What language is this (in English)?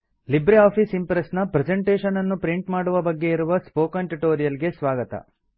Kannada